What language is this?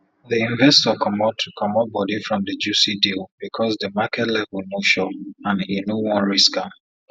Nigerian Pidgin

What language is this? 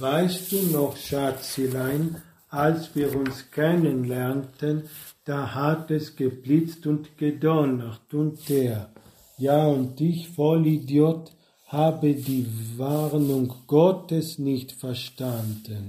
German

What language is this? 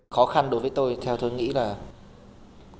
Vietnamese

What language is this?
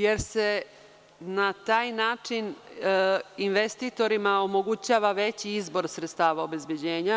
Serbian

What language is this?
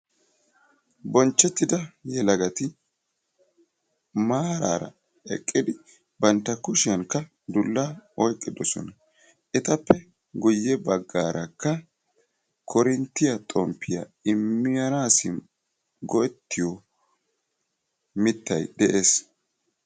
Wolaytta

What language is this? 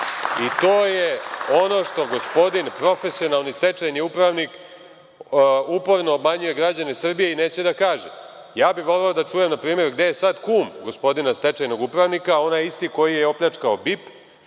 Serbian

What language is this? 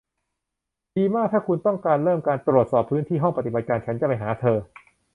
Thai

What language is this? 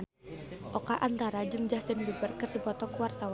Sundanese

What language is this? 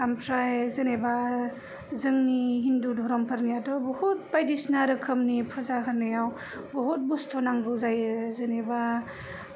Bodo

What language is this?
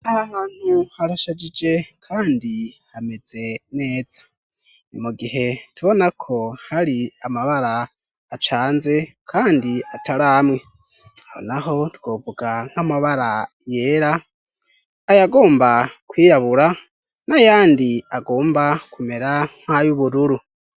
Rundi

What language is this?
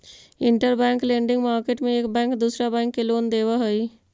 Magahi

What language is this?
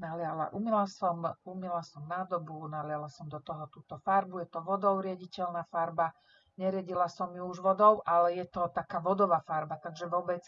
Slovak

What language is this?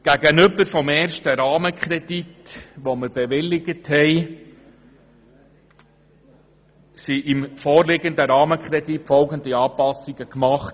Swiss German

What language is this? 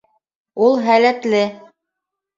Bashkir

